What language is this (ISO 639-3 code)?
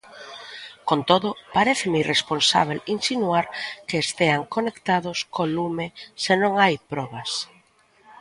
glg